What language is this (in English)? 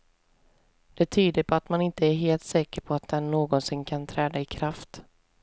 Swedish